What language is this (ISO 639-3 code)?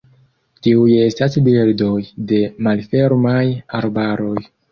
epo